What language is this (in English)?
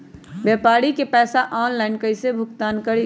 Magahi